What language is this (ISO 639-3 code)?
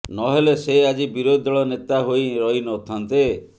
ori